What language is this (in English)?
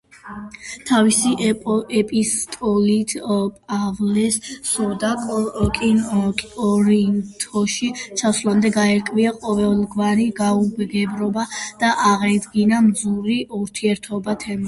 Georgian